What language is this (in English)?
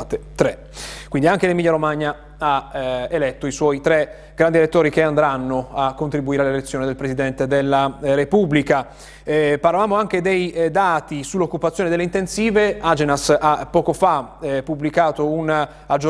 Italian